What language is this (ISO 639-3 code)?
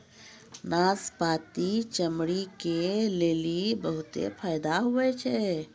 mai